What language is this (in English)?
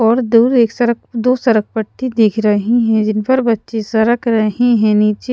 Hindi